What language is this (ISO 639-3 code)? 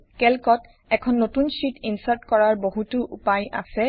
asm